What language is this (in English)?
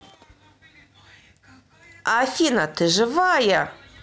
Russian